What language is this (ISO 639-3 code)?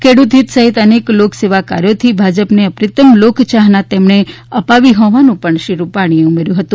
guj